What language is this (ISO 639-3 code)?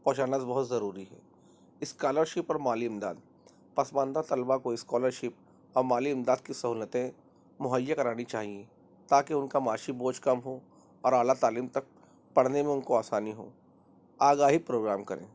urd